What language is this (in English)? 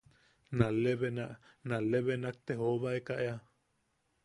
Yaqui